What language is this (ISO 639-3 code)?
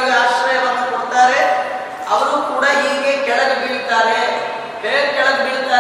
kan